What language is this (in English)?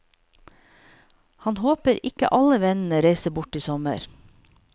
Norwegian